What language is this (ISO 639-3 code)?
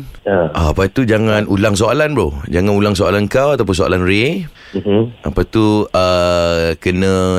msa